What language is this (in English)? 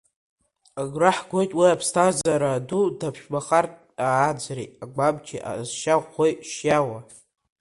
Abkhazian